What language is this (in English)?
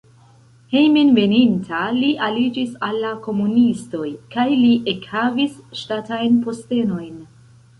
Esperanto